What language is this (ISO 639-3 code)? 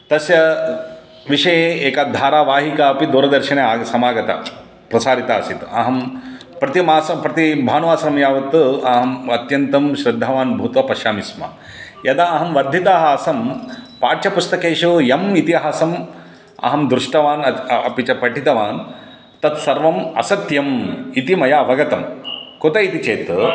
san